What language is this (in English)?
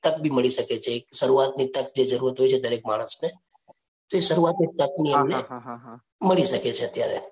Gujarati